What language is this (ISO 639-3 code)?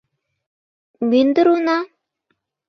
chm